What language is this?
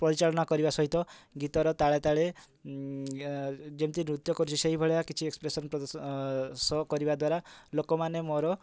Odia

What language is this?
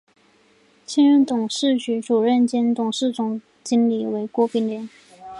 Chinese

